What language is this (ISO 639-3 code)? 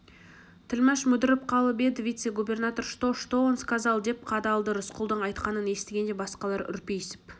kaz